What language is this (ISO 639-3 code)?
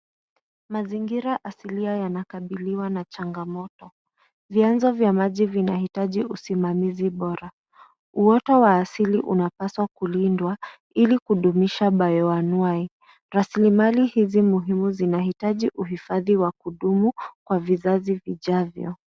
swa